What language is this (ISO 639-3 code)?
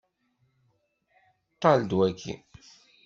kab